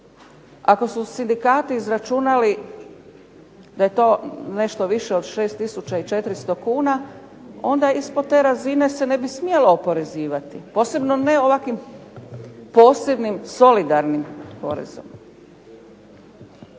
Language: Croatian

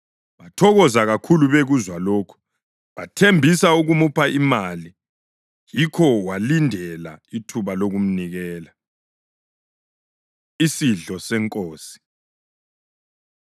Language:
North Ndebele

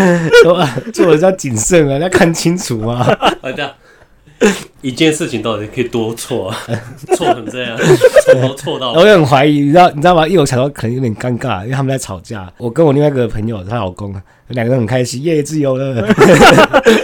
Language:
Chinese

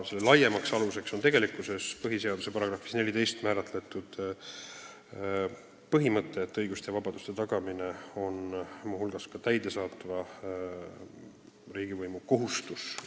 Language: Estonian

